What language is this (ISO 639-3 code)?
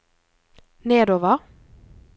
nor